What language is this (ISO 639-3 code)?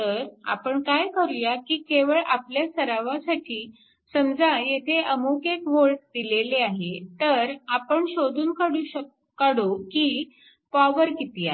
mar